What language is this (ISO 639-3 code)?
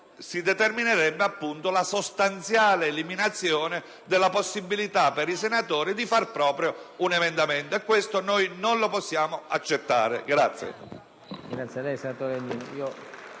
ita